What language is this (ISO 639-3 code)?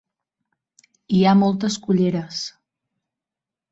cat